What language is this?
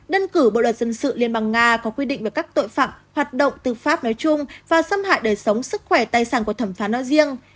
Vietnamese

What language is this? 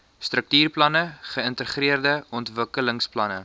Afrikaans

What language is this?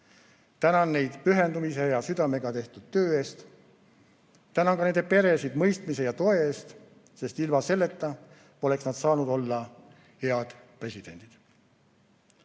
Estonian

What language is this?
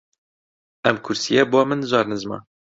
Central Kurdish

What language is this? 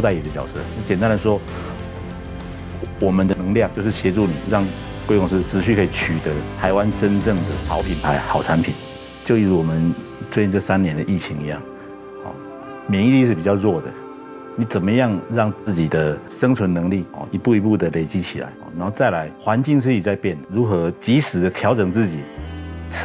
Chinese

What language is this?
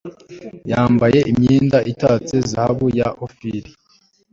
Kinyarwanda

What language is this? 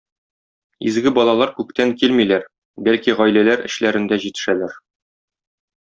Tatar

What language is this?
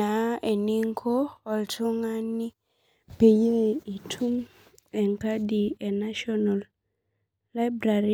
Masai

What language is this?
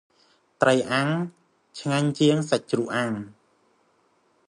Khmer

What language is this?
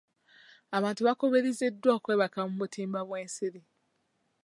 Ganda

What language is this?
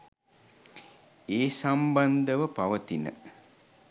Sinhala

